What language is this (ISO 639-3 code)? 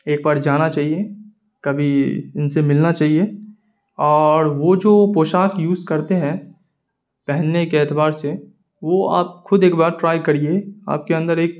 urd